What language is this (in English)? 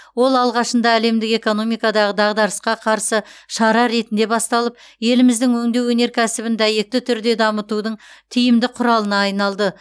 Kazakh